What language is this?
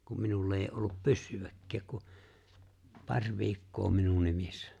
Finnish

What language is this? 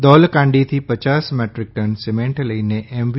Gujarati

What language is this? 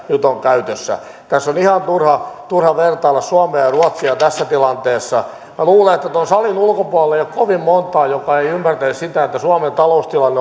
Finnish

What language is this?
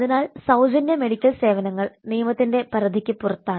Malayalam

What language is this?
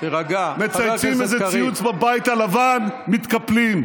Hebrew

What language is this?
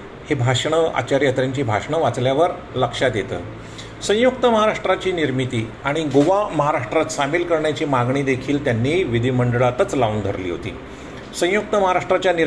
Marathi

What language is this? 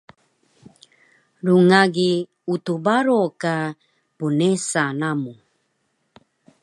Taroko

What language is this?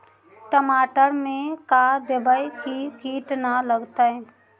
Magahi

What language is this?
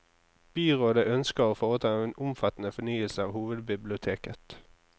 Norwegian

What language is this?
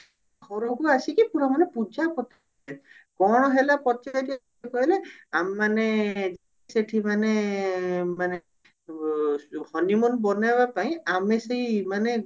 Odia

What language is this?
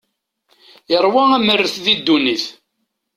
Kabyle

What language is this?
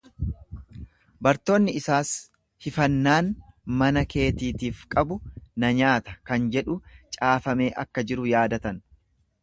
Oromo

